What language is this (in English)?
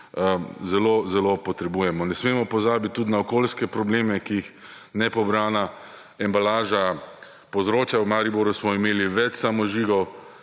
Slovenian